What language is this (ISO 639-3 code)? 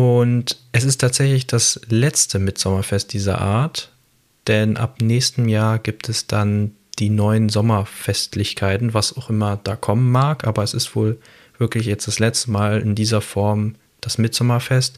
deu